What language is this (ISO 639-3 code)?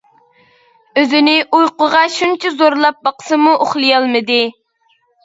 uig